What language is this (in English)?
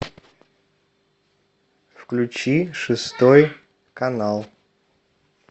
Russian